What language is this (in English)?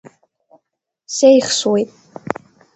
Abkhazian